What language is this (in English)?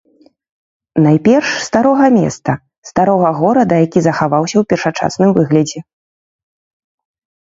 Belarusian